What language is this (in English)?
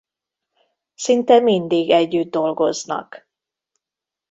Hungarian